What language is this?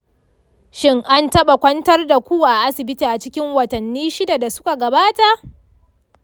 Hausa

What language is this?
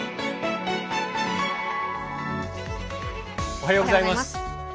Japanese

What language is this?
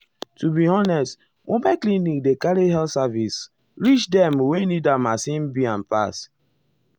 Nigerian Pidgin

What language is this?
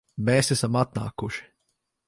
Latvian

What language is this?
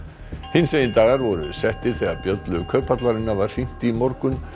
Icelandic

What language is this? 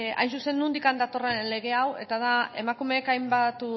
Basque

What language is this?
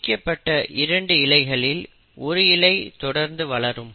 Tamil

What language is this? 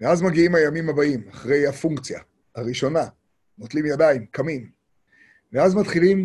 Hebrew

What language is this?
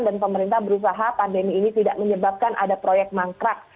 Indonesian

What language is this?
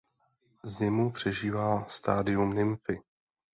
Czech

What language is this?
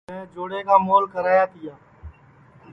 Sansi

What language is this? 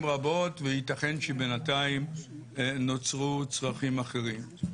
Hebrew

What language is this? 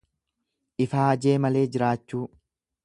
Oromo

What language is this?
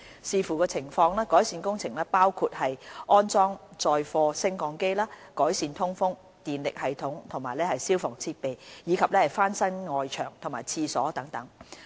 Cantonese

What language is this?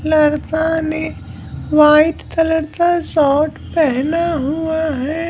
Hindi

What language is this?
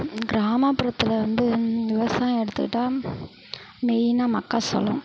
Tamil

